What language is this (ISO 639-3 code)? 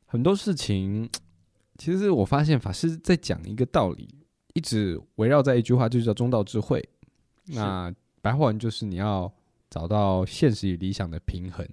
zho